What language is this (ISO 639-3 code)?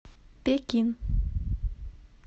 rus